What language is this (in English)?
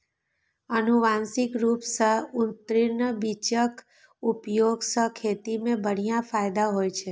Maithili